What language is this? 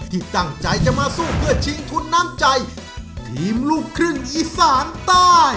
Thai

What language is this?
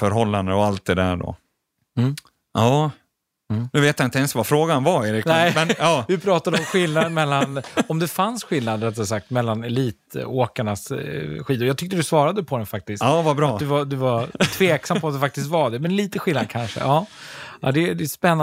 Swedish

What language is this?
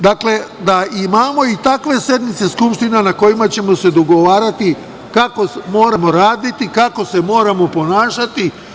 Serbian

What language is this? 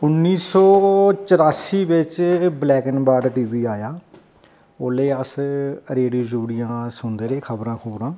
Dogri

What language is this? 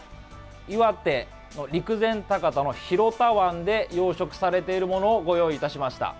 Japanese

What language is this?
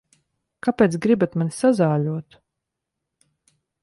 Latvian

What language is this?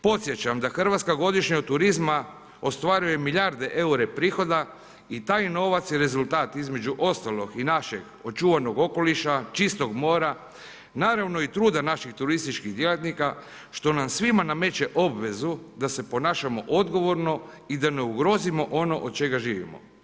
Croatian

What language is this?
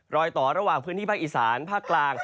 Thai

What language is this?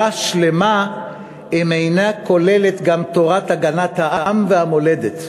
Hebrew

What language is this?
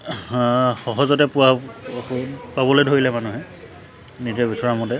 Assamese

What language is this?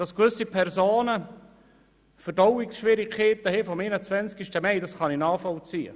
Swiss German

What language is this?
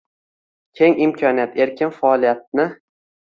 Uzbek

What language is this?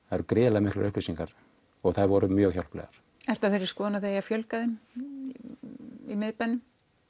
Icelandic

